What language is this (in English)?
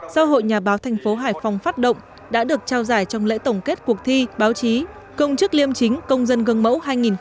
Vietnamese